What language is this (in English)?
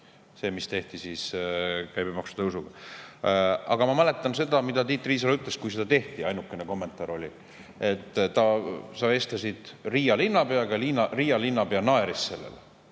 Estonian